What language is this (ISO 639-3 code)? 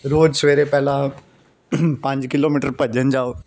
pan